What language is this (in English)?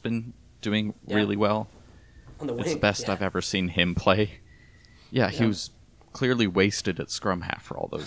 English